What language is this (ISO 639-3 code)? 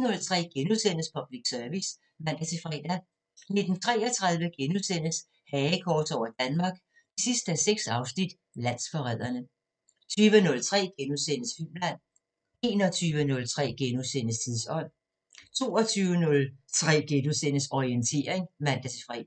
dan